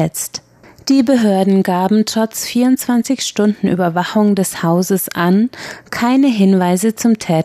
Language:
German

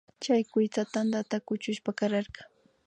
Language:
Imbabura Highland Quichua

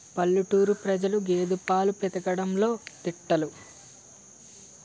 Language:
Telugu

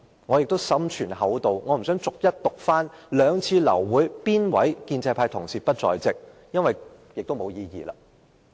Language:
Cantonese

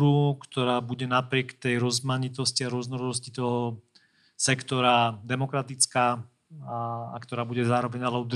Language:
Slovak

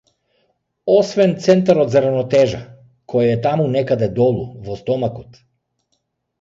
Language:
Macedonian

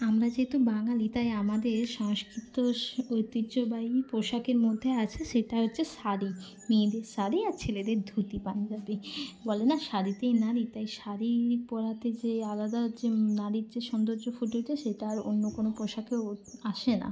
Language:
Bangla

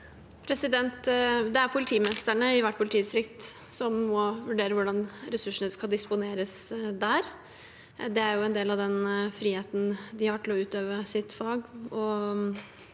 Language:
Norwegian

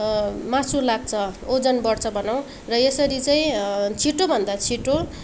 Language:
Nepali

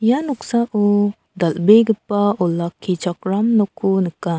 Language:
Garo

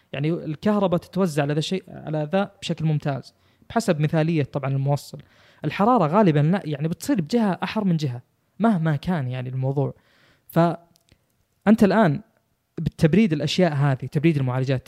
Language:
Arabic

